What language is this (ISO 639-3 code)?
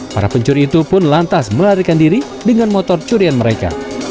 ind